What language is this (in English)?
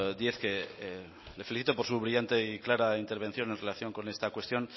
Spanish